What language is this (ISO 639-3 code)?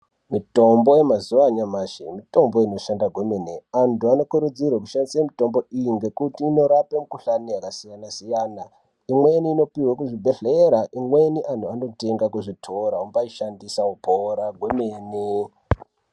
ndc